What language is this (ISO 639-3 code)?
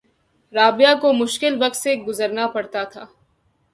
urd